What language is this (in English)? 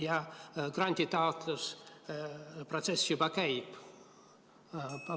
Estonian